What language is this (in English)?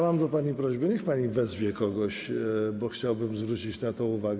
Polish